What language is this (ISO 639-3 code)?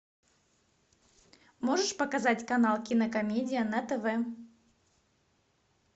rus